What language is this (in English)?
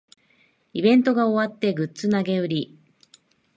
Japanese